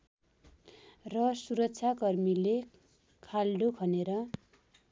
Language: Nepali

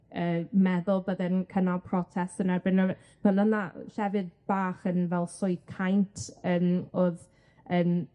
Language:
Welsh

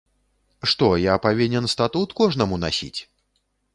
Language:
Belarusian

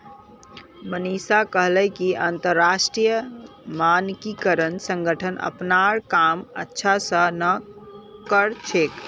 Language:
Magahi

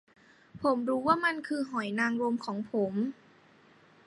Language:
Thai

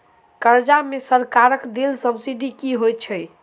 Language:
Maithili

